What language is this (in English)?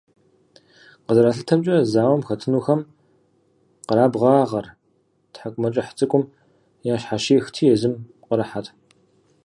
Kabardian